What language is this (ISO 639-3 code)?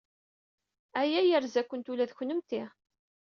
kab